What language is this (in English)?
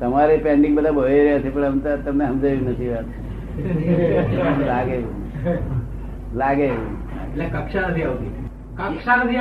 Gujarati